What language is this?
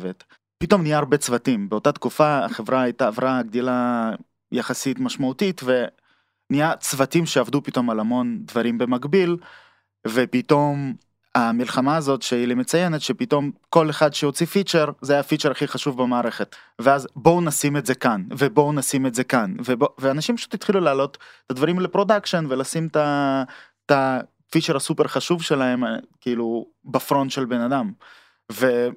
Hebrew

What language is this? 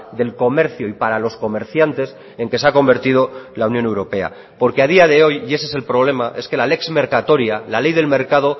Spanish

